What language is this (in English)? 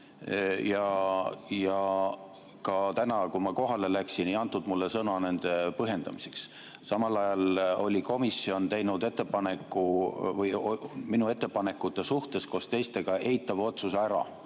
Estonian